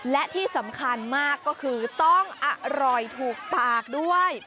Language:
Thai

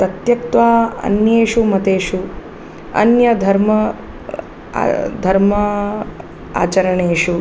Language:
Sanskrit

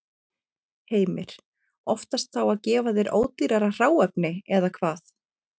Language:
Icelandic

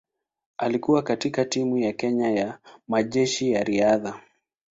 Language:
Swahili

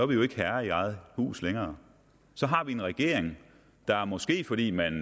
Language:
Danish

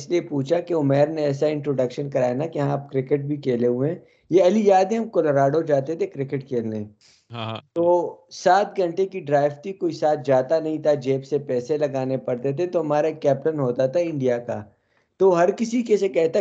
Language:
Urdu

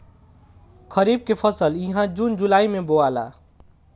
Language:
Bhojpuri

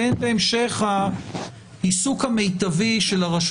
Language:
Hebrew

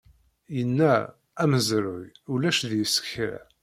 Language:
Kabyle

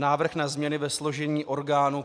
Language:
Czech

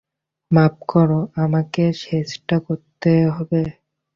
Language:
Bangla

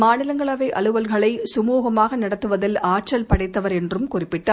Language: Tamil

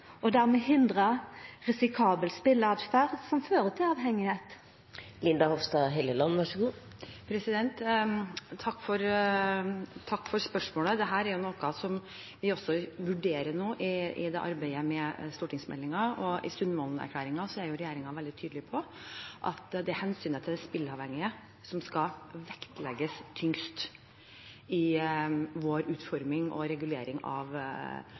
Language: Norwegian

